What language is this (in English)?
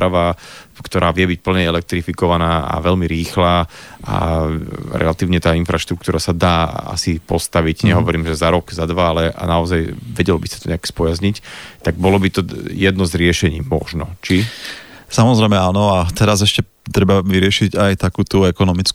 Slovak